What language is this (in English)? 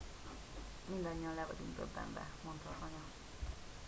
Hungarian